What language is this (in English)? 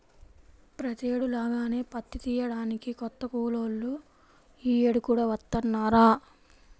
Telugu